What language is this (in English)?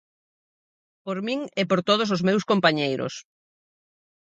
Galician